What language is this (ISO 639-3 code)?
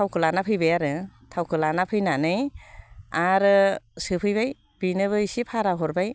brx